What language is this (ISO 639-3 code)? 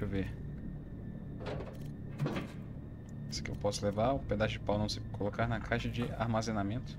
por